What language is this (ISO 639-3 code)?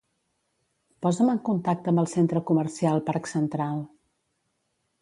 cat